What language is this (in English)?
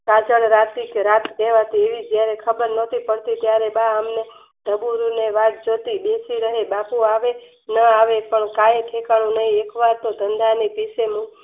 Gujarati